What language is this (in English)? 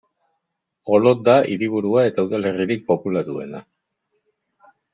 Basque